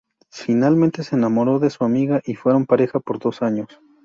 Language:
Spanish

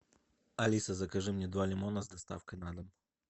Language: Russian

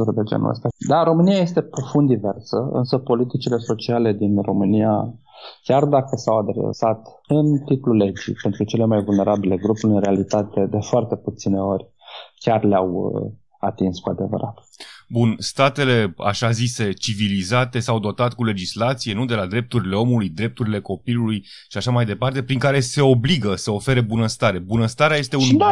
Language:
Romanian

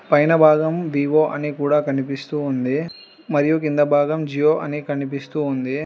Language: Telugu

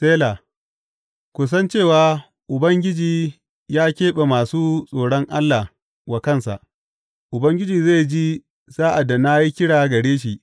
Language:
Hausa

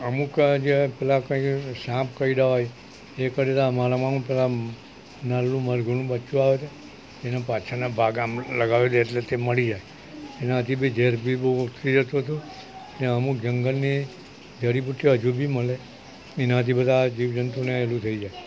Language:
Gujarati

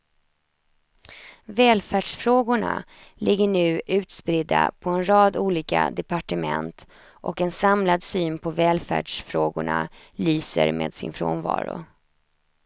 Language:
Swedish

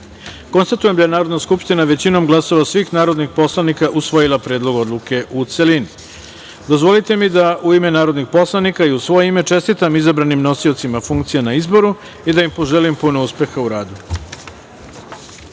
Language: Serbian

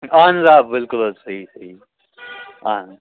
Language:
Kashmiri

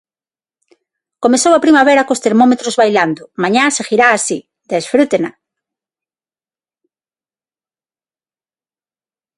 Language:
Galician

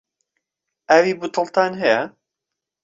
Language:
Central Kurdish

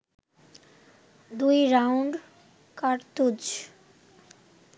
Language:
Bangla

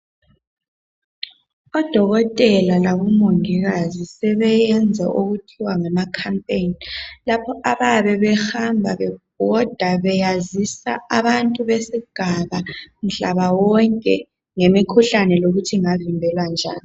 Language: North Ndebele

